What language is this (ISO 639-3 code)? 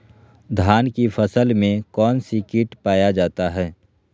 mag